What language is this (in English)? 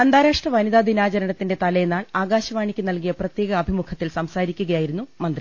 Malayalam